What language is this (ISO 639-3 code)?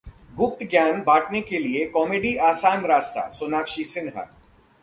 hin